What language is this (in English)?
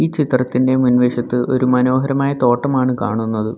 Malayalam